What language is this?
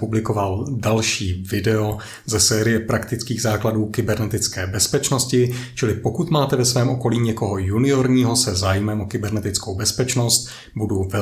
Czech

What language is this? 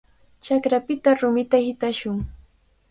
Cajatambo North Lima Quechua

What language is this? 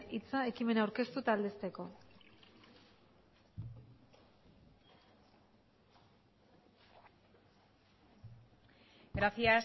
Basque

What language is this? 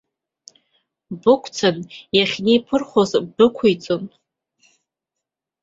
Abkhazian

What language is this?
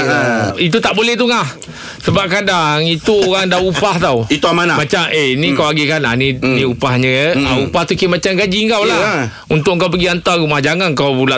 Malay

